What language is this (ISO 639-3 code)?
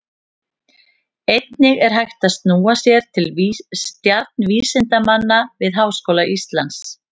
isl